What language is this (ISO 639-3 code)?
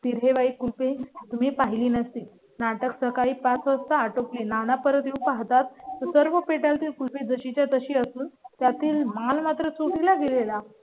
mar